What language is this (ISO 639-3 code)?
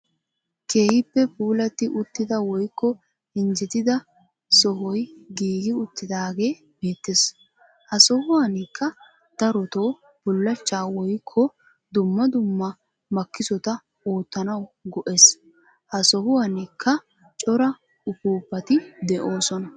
wal